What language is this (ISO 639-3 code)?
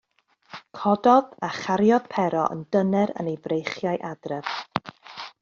cym